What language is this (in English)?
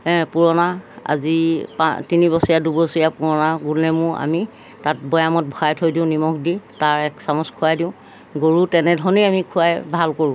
Assamese